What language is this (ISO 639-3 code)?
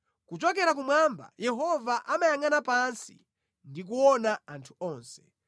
nya